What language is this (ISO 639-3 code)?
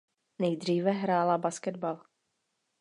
ces